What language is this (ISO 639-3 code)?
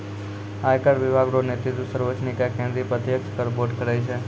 mai